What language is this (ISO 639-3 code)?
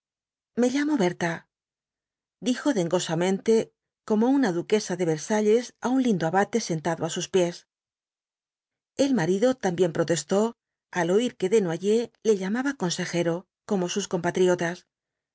spa